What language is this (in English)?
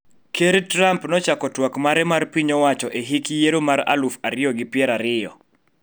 Luo (Kenya and Tanzania)